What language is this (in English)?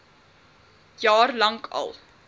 Afrikaans